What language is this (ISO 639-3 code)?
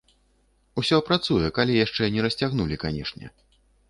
bel